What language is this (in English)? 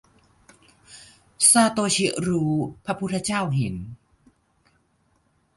Thai